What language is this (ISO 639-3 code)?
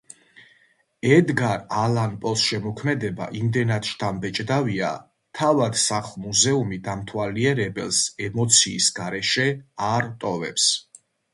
kat